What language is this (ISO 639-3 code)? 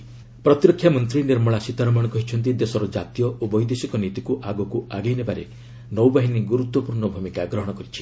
ori